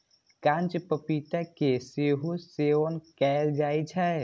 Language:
Maithili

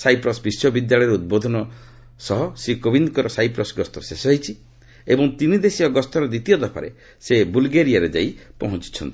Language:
Odia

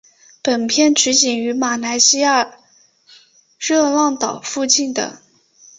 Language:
Chinese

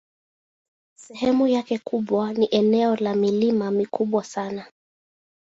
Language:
Swahili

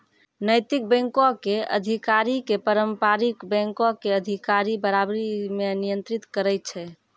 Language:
Maithili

